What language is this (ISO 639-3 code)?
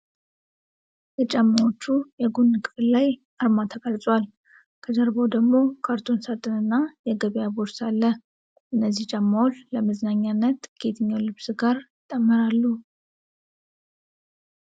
amh